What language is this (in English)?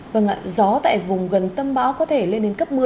Vietnamese